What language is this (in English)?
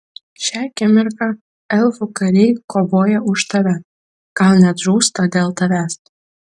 Lithuanian